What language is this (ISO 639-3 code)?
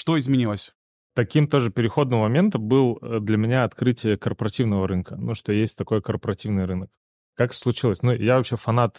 rus